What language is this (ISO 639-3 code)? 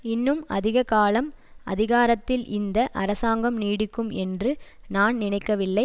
tam